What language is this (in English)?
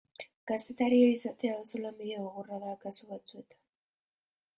Basque